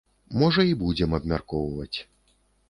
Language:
Belarusian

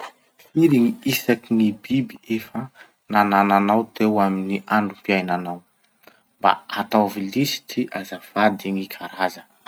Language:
Masikoro Malagasy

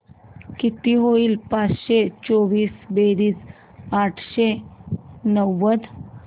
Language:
Marathi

